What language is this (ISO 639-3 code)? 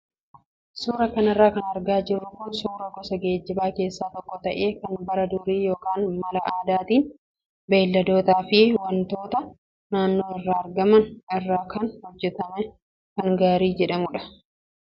orm